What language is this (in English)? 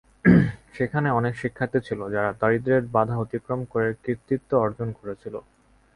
Bangla